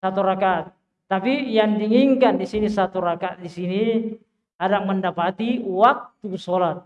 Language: Indonesian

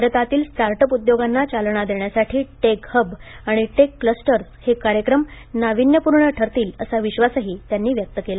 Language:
Marathi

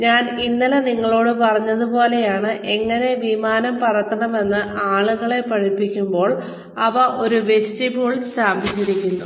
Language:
Malayalam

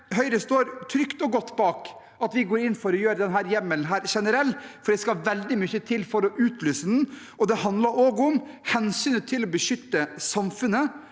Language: Norwegian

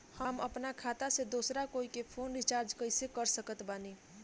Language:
Bhojpuri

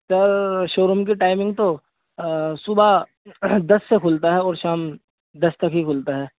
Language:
Urdu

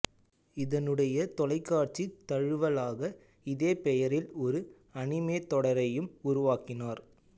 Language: Tamil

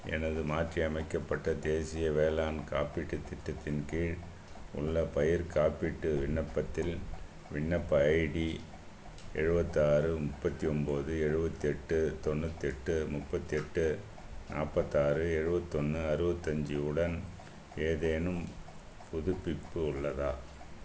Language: Tamil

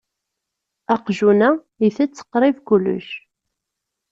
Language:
Kabyle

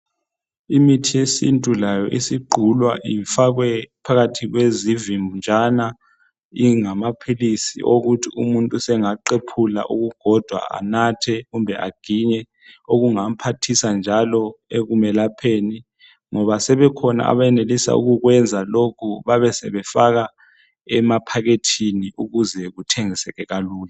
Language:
North Ndebele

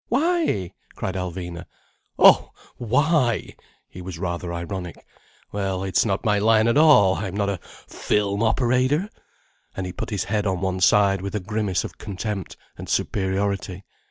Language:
English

